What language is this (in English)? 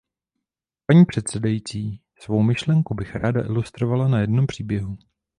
Czech